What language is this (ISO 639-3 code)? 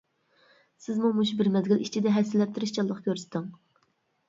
uig